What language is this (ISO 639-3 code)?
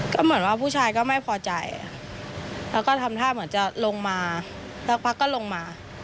tha